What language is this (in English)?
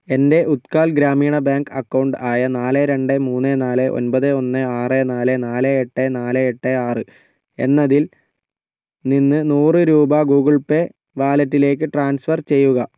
Malayalam